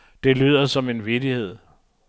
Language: Danish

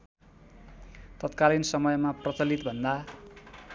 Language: Nepali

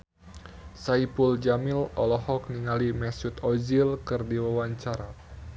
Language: Sundanese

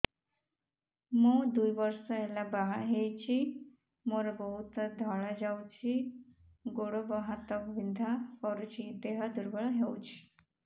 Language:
Odia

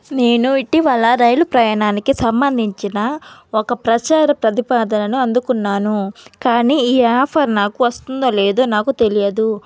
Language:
Telugu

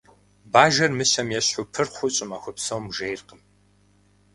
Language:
Kabardian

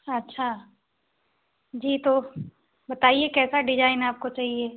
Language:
Hindi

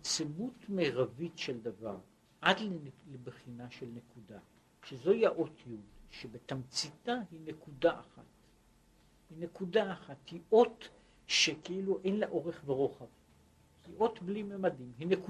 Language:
Hebrew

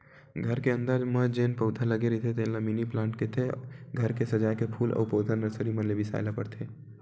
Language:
Chhattisgarhi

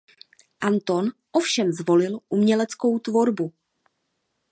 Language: Czech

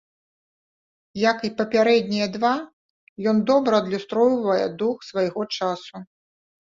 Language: Belarusian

